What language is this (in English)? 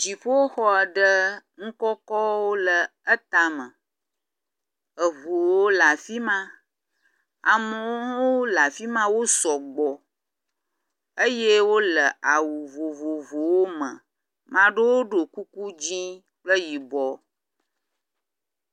Ewe